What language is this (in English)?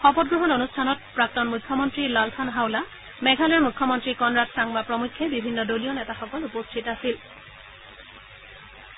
Assamese